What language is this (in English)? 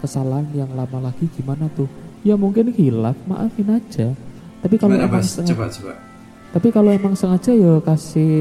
Indonesian